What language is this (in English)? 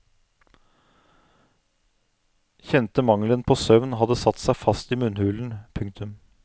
Norwegian